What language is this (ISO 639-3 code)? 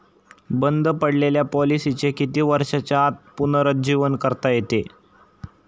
mar